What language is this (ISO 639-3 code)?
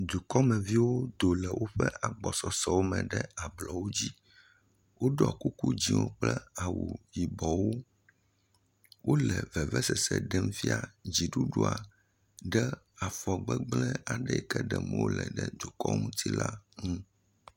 ewe